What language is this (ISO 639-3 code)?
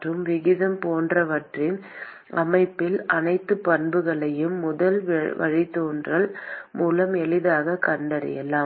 tam